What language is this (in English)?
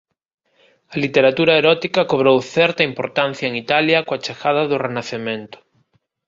Galician